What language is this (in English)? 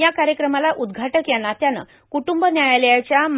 Marathi